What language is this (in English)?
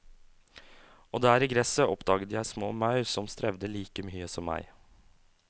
Norwegian